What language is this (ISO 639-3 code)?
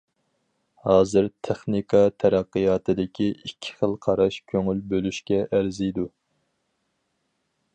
uig